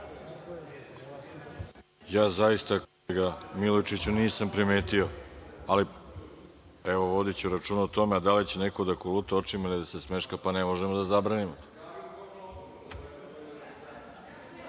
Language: Serbian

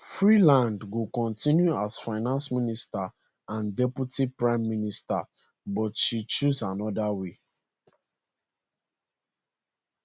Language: Nigerian Pidgin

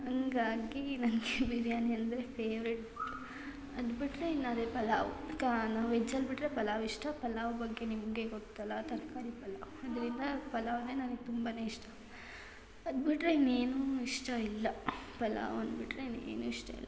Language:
Kannada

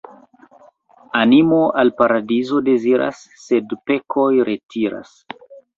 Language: Esperanto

